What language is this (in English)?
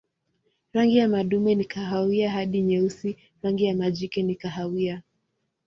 Swahili